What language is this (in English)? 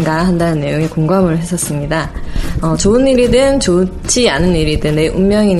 Korean